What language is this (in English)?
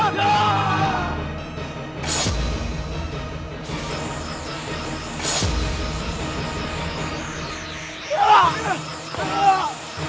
Indonesian